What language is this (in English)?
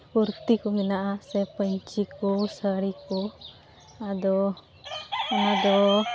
Santali